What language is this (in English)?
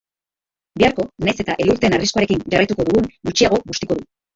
Basque